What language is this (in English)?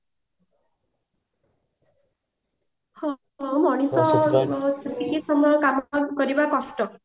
Odia